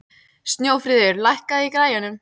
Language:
Icelandic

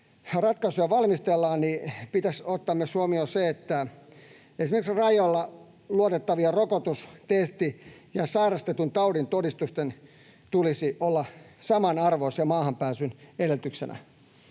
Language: Finnish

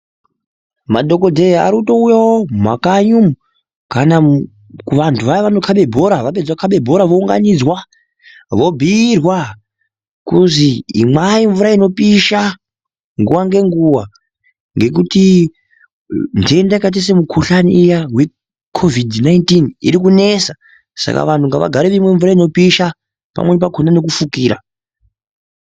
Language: Ndau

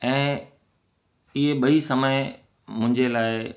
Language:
Sindhi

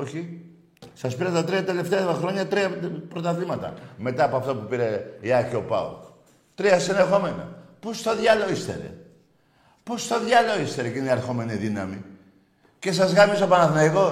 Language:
Greek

